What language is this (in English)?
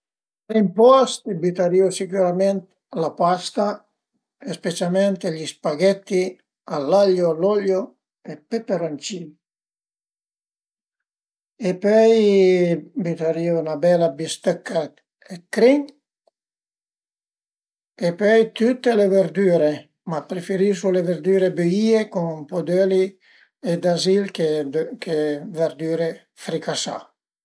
Piedmontese